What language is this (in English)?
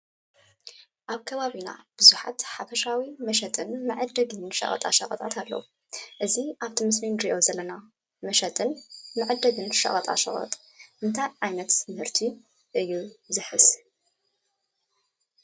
Tigrinya